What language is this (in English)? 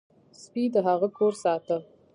Pashto